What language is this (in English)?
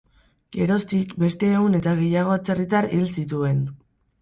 Basque